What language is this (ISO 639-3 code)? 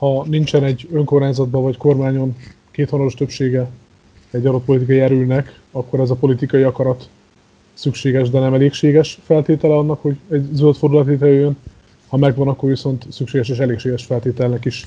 hun